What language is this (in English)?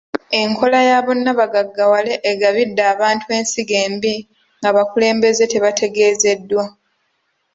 Ganda